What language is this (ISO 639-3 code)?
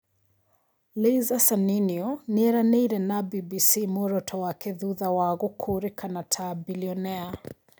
kik